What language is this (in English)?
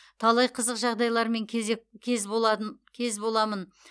Kazakh